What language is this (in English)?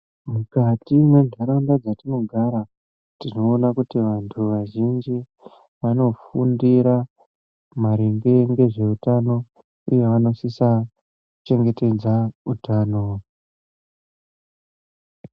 Ndau